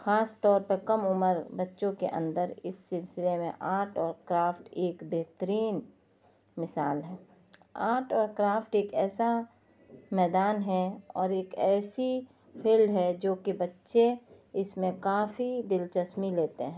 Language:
Urdu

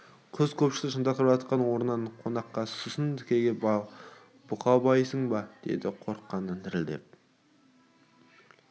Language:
Kazakh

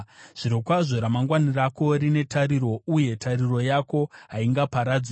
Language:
Shona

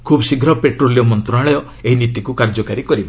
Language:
Odia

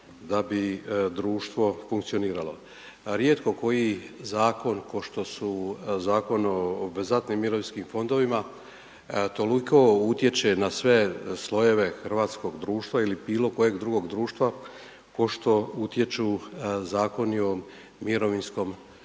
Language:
Croatian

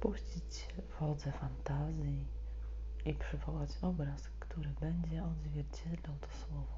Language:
Polish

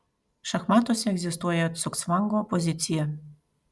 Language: Lithuanian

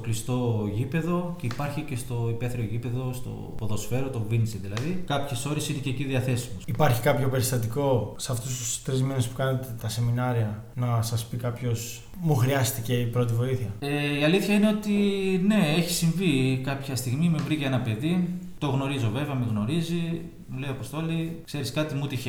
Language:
Greek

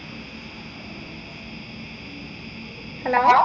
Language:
Malayalam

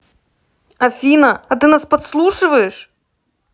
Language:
Russian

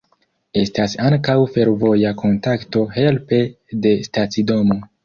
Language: Esperanto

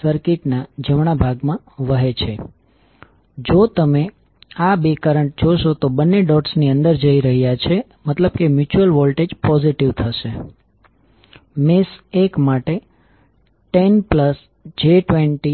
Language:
Gujarati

